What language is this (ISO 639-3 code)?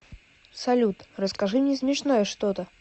rus